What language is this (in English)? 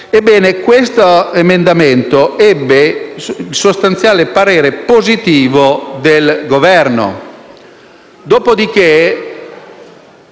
Italian